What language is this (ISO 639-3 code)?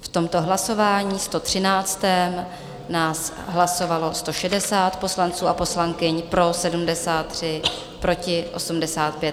ces